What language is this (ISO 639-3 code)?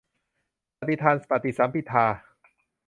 tha